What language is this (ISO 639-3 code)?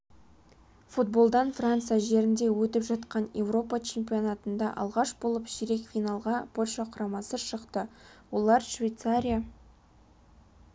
kaz